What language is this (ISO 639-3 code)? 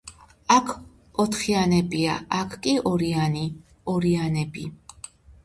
kat